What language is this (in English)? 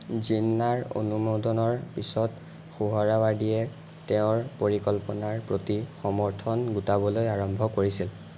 Assamese